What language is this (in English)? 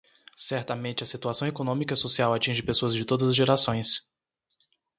Portuguese